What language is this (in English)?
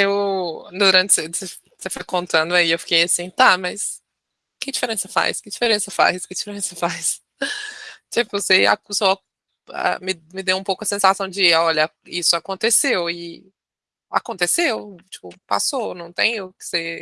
Portuguese